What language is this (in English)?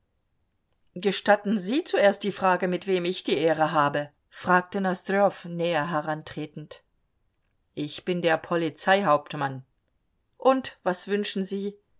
German